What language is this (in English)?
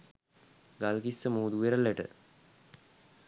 Sinhala